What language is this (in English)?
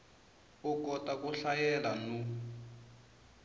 Tsonga